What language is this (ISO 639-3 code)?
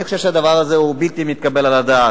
heb